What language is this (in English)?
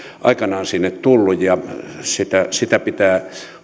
Finnish